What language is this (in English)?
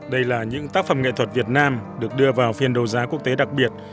Vietnamese